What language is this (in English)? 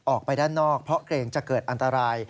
Thai